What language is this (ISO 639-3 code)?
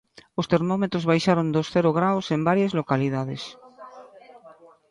glg